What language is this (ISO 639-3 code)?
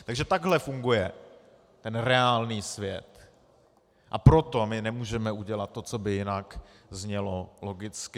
ces